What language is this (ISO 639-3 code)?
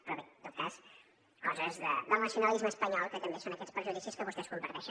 cat